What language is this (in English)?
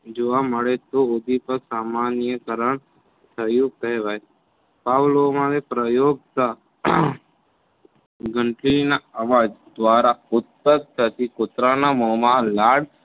Gujarati